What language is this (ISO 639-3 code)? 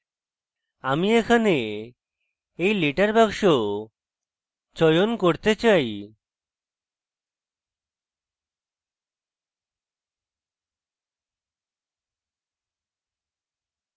ben